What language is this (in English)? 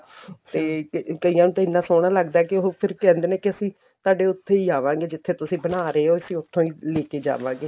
Punjabi